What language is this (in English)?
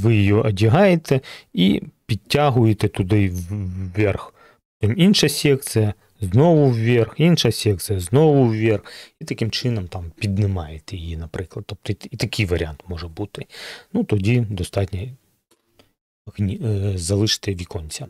Ukrainian